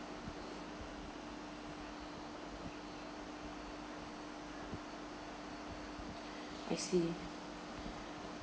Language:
English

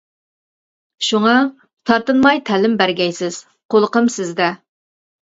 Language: Uyghur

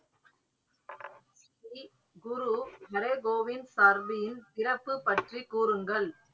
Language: Tamil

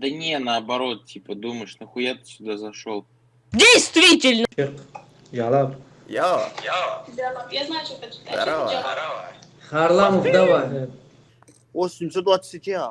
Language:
Russian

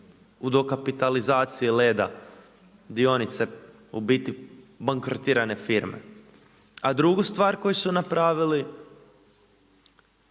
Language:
Croatian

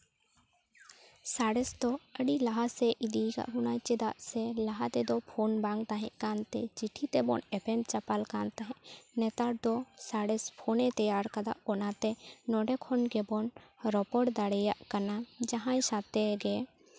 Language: Santali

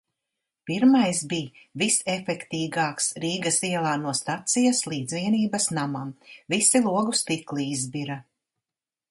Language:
Latvian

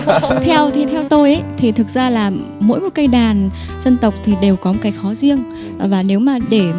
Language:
Vietnamese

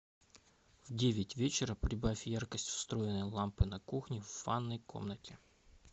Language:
Russian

